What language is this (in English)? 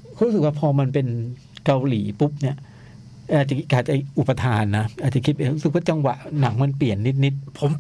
Thai